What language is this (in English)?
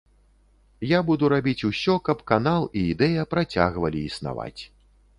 Belarusian